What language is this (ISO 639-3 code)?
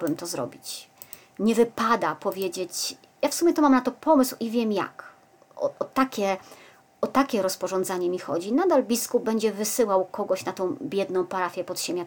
pol